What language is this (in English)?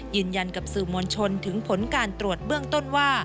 Thai